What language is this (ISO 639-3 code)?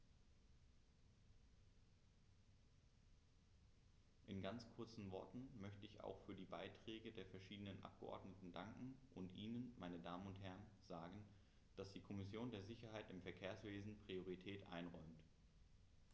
deu